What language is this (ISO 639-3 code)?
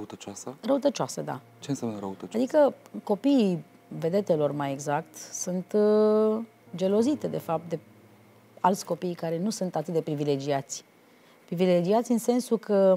ron